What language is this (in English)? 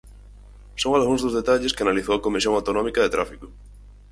Galician